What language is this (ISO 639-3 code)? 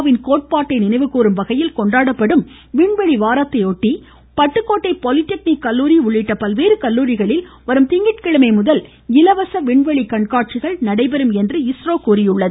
tam